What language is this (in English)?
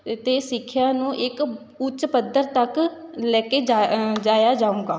Punjabi